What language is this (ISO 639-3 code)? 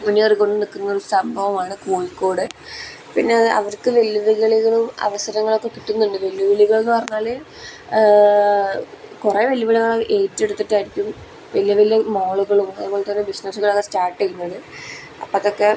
mal